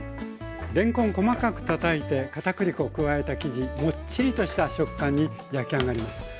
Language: Japanese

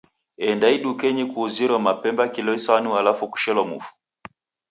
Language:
Taita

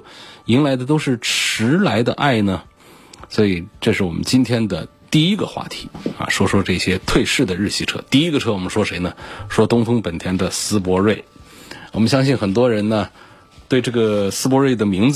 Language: Chinese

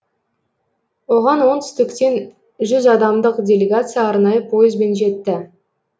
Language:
Kazakh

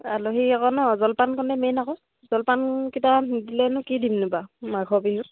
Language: Assamese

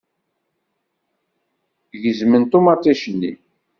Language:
Kabyle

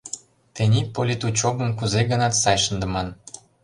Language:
Mari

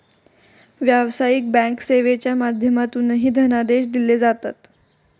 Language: Marathi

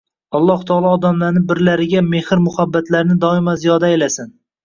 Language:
Uzbek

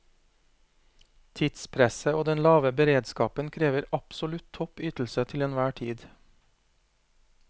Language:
Norwegian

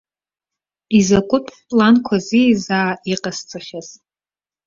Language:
Abkhazian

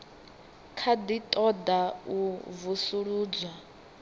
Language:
Venda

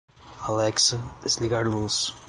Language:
Portuguese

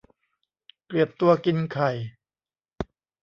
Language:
Thai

